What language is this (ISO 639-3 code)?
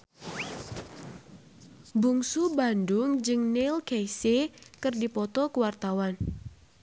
sun